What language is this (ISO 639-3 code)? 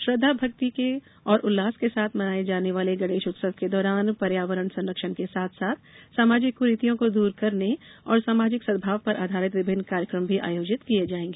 hin